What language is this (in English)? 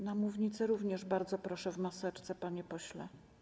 Polish